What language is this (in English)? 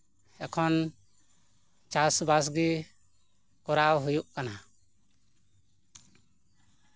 Santali